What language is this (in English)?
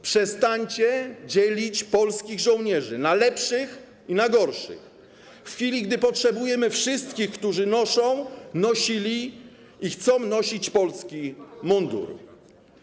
Polish